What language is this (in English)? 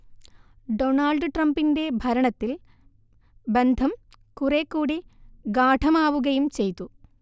Malayalam